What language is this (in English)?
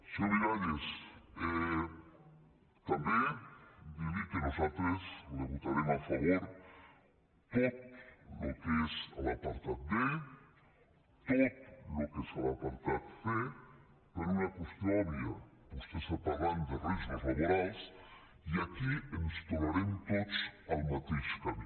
Catalan